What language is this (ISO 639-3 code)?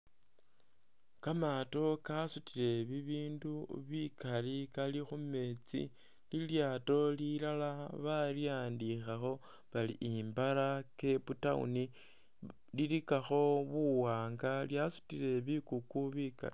myx